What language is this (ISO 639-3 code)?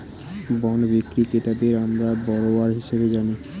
ben